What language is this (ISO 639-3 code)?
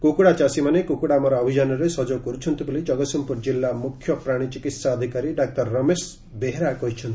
ori